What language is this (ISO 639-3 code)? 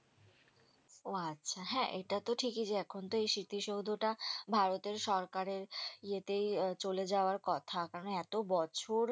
ben